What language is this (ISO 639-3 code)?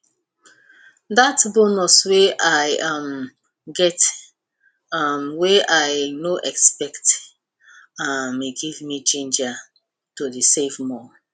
pcm